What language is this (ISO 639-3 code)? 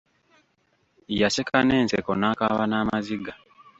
lug